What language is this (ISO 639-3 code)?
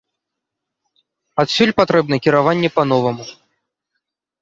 bel